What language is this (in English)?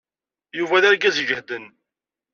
Kabyle